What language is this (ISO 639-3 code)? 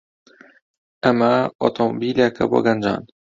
ckb